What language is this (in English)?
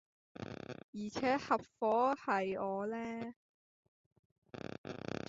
Cantonese